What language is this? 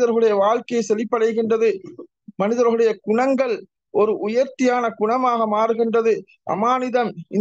Tamil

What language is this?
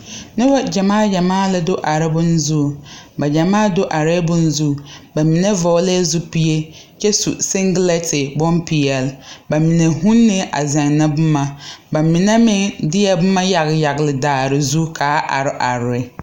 Southern Dagaare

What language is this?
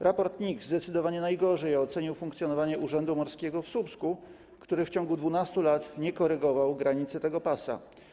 Polish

